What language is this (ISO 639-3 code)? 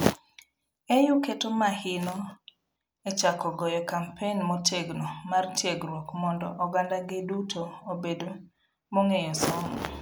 luo